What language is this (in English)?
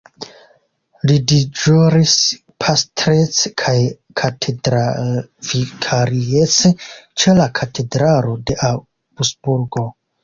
Esperanto